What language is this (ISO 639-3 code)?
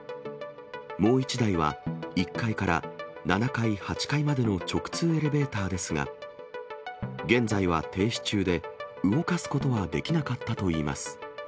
jpn